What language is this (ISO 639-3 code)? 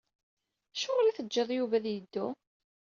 kab